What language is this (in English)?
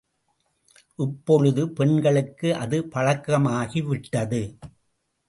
Tamil